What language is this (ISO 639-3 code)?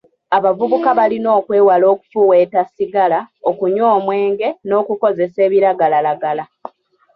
lug